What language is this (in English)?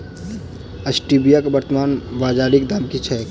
Maithili